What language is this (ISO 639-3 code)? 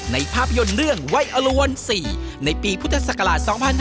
tha